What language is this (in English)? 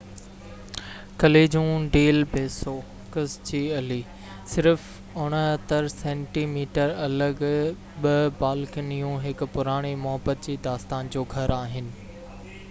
Sindhi